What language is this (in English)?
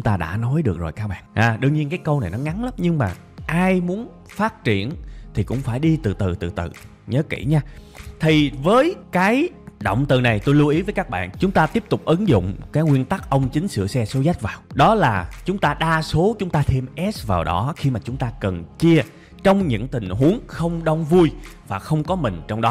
Vietnamese